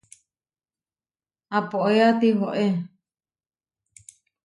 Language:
Huarijio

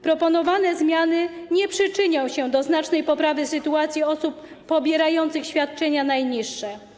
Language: Polish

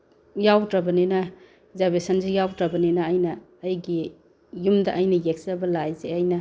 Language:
Manipuri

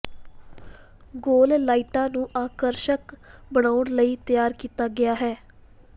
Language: Punjabi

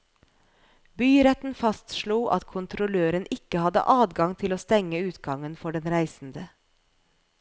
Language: Norwegian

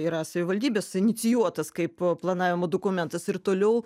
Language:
Lithuanian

